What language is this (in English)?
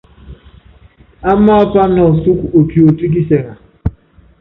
Yangben